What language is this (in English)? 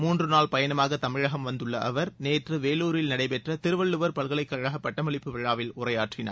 Tamil